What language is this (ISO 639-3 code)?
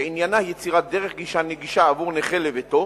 heb